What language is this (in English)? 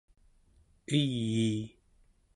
Central Yupik